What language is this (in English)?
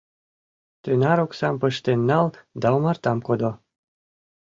Mari